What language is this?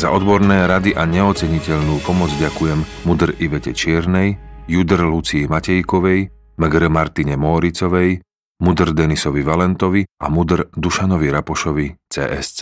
Slovak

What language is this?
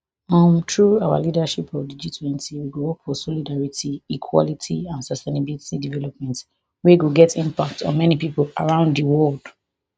Nigerian Pidgin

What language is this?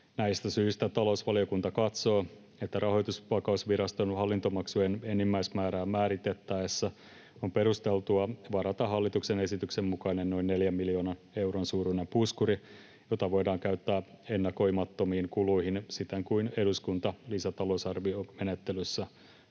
Finnish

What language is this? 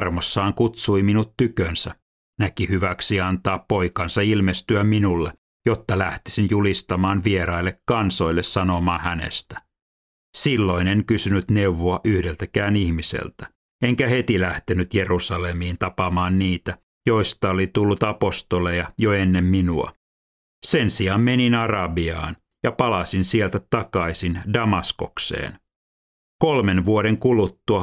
Finnish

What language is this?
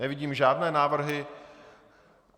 Czech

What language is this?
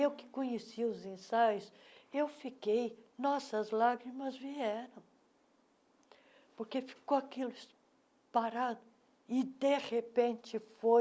Portuguese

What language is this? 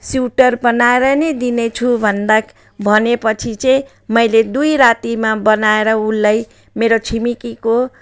Nepali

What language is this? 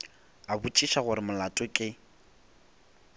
Northern Sotho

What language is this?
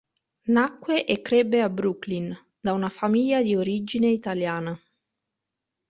Italian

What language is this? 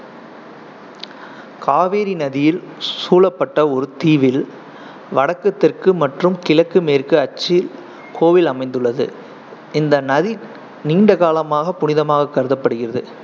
Tamil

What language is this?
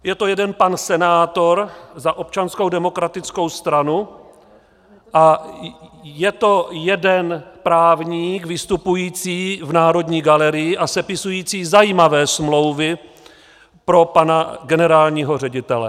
Czech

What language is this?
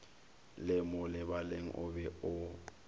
Northern Sotho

